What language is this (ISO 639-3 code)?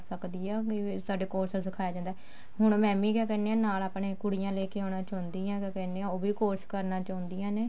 pan